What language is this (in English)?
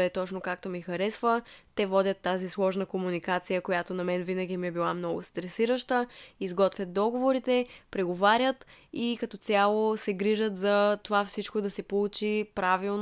Bulgarian